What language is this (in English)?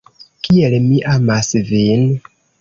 Esperanto